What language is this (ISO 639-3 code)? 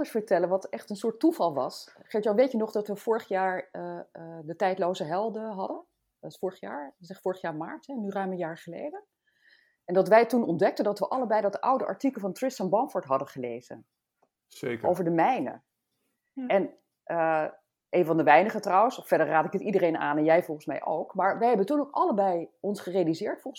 nld